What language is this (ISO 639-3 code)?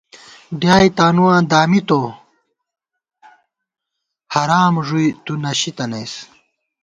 gwt